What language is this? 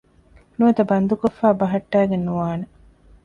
Divehi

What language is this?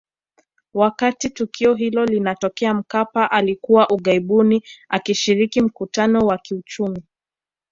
Swahili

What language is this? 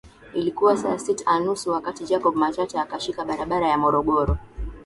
Swahili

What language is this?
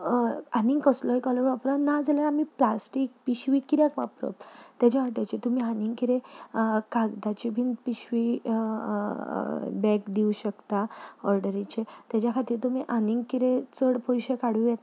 Konkani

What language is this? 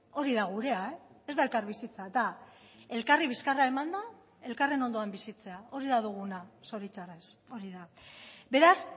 Basque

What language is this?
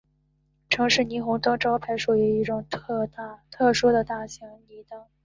Chinese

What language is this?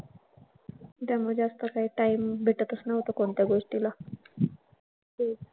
Marathi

